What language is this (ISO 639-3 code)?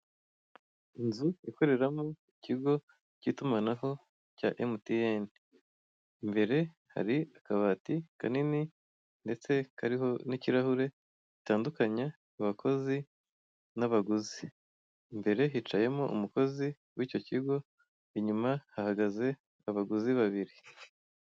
kin